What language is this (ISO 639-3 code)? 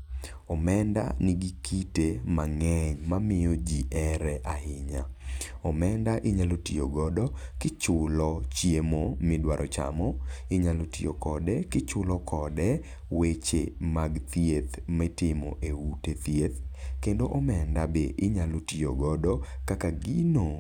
luo